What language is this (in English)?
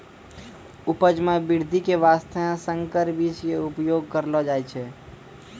Maithili